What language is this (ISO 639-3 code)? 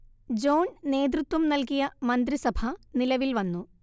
mal